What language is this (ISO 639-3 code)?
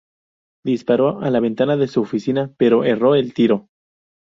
spa